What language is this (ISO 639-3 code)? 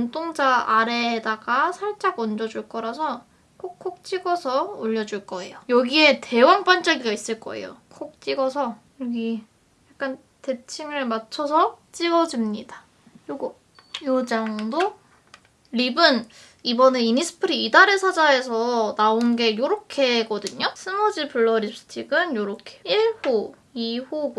kor